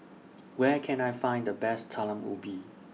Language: English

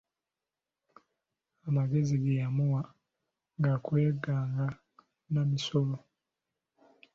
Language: Ganda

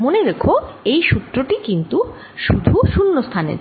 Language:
Bangla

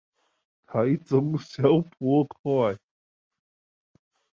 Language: Chinese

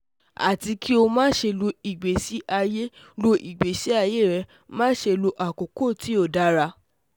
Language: Yoruba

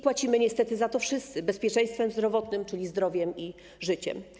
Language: Polish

